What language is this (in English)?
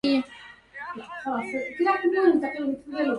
Arabic